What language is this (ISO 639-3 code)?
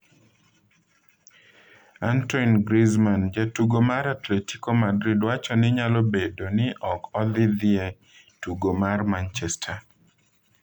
luo